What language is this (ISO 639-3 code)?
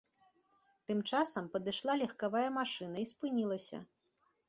bel